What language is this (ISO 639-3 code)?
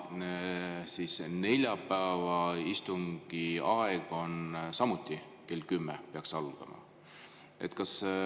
est